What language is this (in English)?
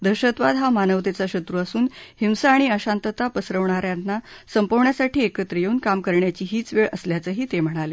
Marathi